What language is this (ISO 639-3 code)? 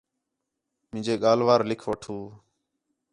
xhe